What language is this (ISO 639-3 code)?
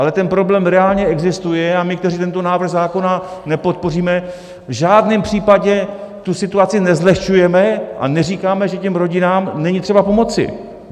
ces